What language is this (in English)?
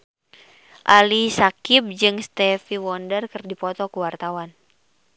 Sundanese